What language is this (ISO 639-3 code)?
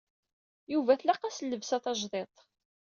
kab